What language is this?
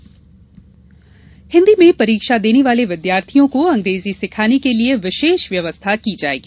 Hindi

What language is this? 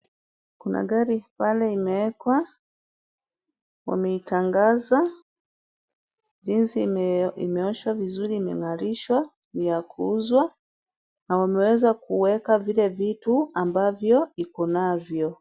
Swahili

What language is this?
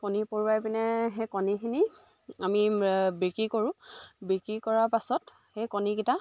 Assamese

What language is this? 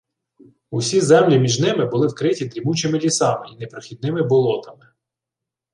Ukrainian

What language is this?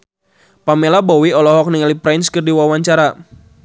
Sundanese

